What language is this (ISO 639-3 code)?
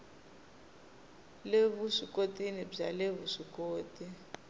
tso